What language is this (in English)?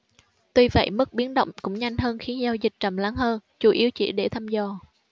Vietnamese